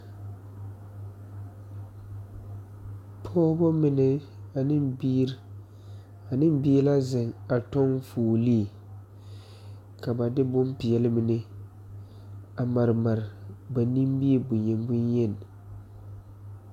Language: Southern Dagaare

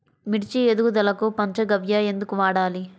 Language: Telugu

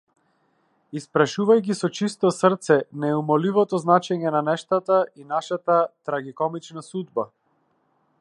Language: Macedonian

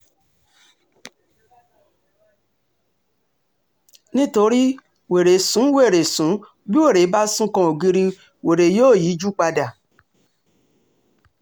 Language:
Yoruba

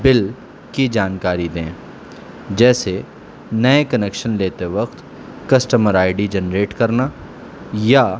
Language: Urdu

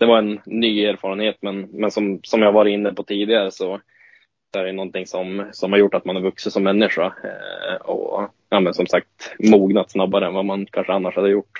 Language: Swedish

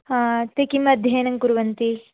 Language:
Sanskrit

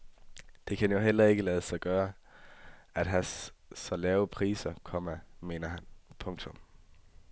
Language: Danish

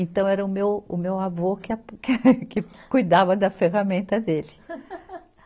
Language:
Portuguese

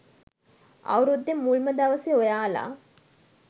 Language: Sinhala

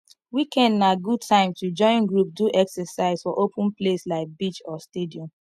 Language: Nigerian Pidgin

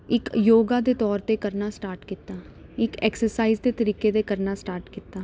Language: Punjabi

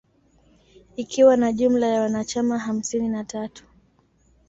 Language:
Swahili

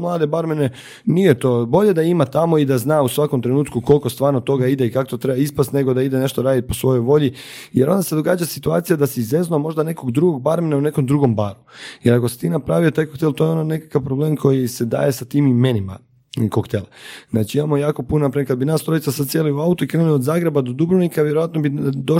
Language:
Croatian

